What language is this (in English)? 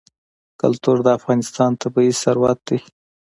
Pashto